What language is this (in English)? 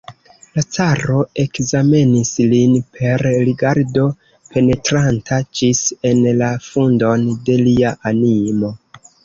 Esperanto